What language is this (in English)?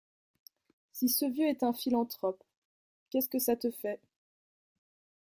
French